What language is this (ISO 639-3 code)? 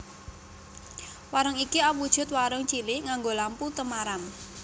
jav